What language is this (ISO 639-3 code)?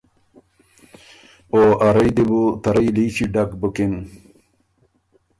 oru